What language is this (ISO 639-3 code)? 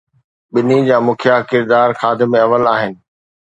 snd